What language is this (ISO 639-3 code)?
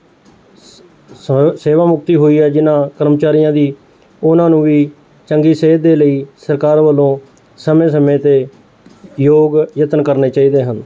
pan